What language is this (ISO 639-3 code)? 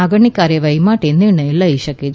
guj